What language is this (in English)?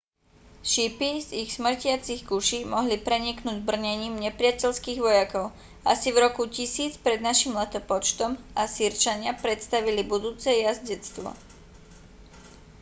Slovak